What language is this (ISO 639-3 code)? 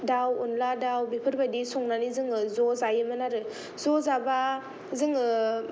brx